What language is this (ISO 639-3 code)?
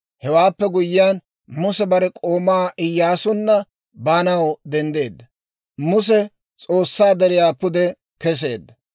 dwr